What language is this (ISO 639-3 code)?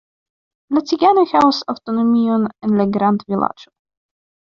epo